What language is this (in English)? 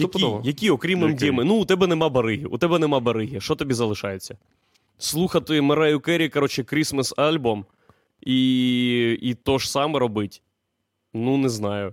Ukrainian